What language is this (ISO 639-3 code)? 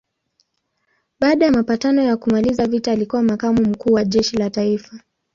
swa